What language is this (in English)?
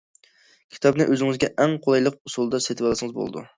Uyghur